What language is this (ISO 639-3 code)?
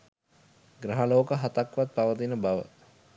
sin